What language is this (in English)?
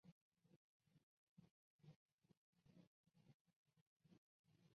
Chinese